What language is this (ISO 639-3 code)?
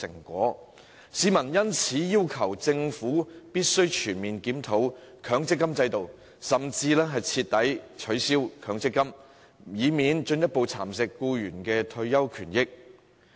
yue